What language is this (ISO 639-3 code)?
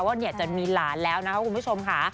tha